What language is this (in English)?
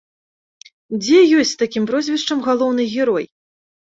Belarusian